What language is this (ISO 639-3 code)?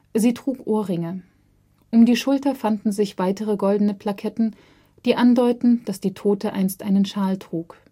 deu